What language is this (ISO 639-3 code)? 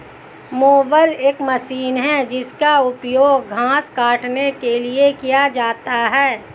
hin